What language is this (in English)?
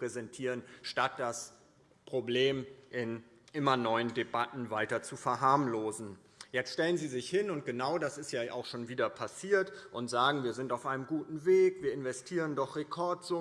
German